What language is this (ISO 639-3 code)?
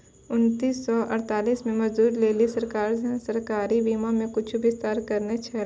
mai